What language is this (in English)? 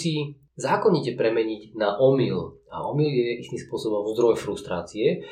Slovak